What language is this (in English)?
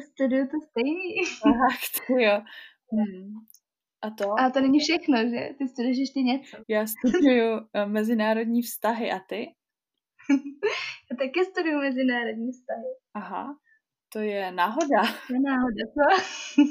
Czech